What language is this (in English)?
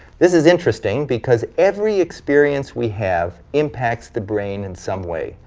English